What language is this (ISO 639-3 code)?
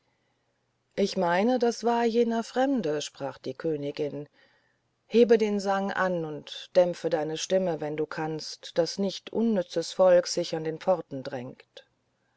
deu